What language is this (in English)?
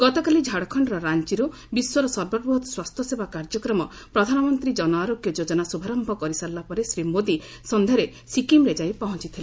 Odia